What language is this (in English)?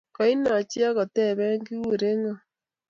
Kalenjin